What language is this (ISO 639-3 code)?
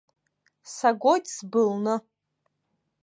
abk